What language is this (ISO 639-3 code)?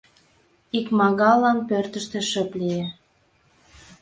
chm